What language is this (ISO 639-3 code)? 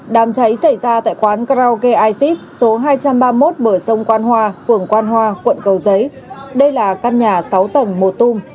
vie